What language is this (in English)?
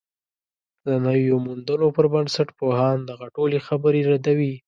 Pashto